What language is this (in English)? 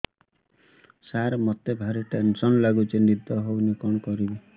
Odia